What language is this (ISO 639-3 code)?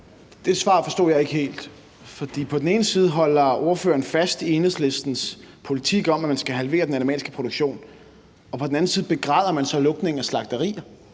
dan